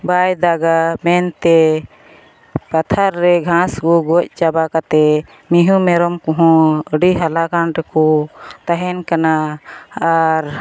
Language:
Santali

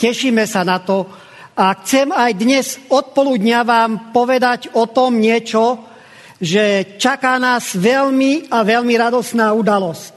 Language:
Slovak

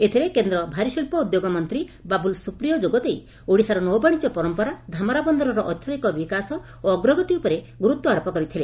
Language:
Odia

